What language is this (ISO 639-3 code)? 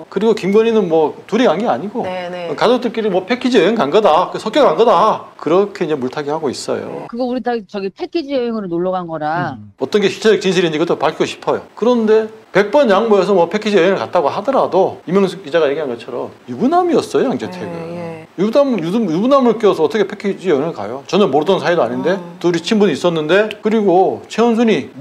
kor